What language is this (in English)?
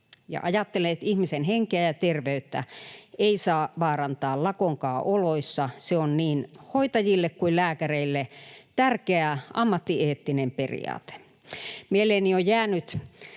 Finnish